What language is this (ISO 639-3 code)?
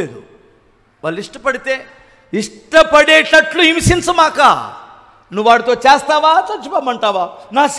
tel